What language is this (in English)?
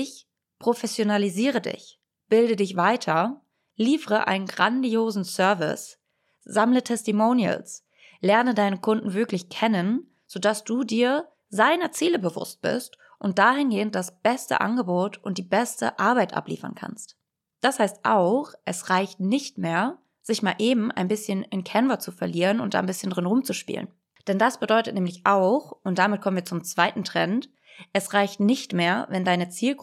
German